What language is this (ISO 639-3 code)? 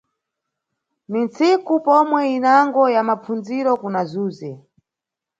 nyu